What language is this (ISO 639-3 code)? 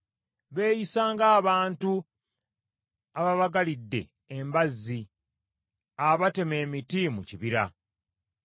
lug